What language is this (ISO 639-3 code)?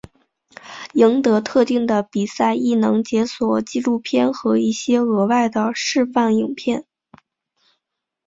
zho